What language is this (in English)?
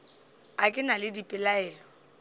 Northern Sotho